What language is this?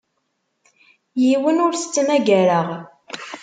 Kabyle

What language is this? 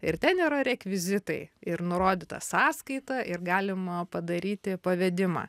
Lithuanian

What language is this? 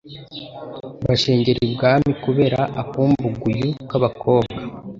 Kinyarwanda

